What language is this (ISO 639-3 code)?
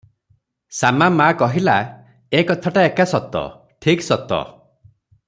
ori